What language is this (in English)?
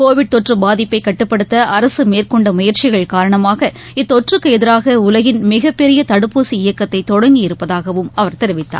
Tamil